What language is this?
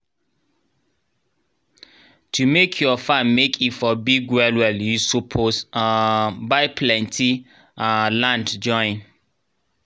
Nigerian Pidgin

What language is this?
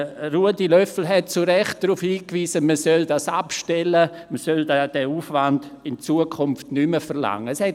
Swiss German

